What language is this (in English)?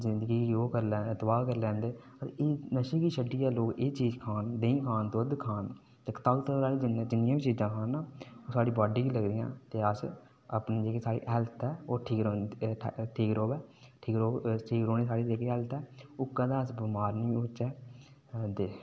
Dogri